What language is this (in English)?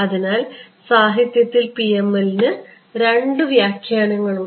Malayalam